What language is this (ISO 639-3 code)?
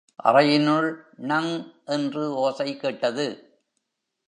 tam